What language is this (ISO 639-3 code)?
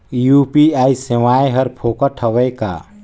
hne